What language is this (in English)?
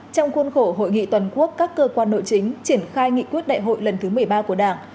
Vietnamese